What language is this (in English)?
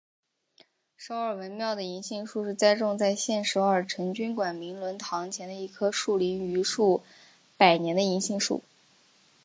Chinese